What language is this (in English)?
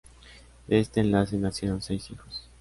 Spanish